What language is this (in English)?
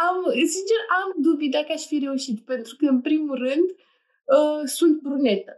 Romanian